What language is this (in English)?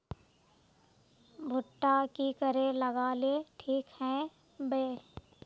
Magahi